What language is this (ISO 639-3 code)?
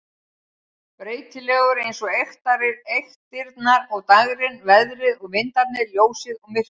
isl